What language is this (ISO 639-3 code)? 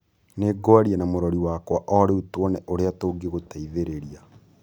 kik